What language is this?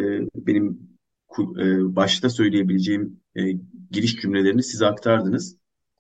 Turkish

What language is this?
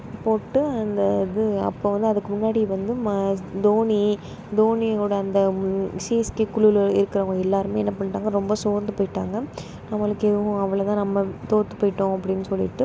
Tamil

